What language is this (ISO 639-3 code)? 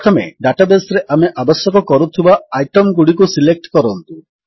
ori